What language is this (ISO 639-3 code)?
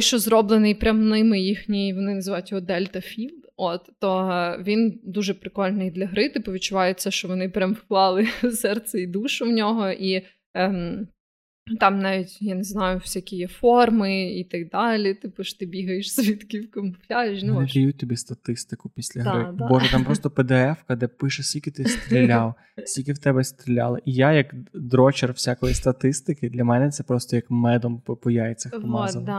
ukr